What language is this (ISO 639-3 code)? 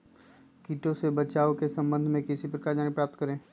mag